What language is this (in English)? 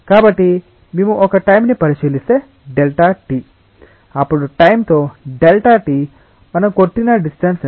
Telugu